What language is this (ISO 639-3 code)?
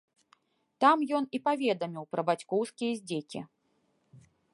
bel